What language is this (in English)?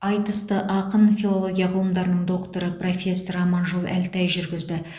Kazakh